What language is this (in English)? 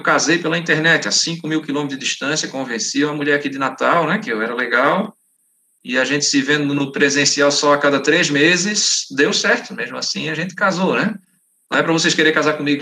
Portuguese